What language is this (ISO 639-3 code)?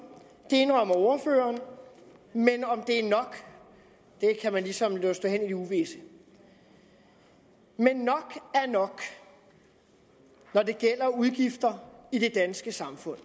dan